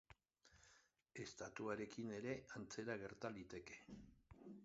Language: Basque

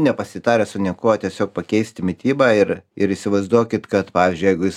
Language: Lithuanian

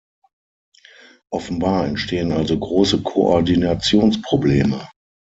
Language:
German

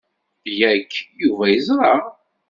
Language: Kabyle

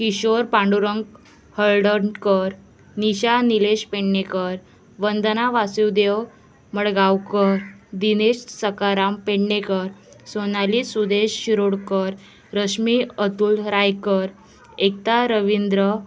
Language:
Konkani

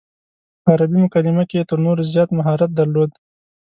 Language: Pashto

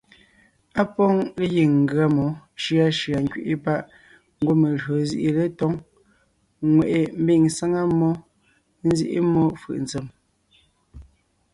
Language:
Ngiemboon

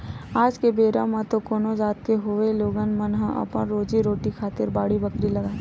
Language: Chhattisgarhi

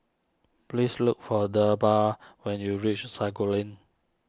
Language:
English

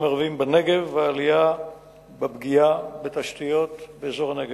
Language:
Hebrew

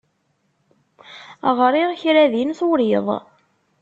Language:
Kabyle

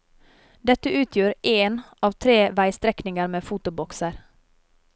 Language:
Norwegian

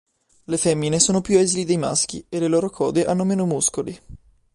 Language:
Italian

